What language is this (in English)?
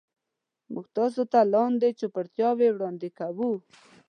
Pashto